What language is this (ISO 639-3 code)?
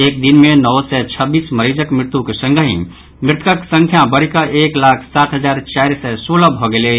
mai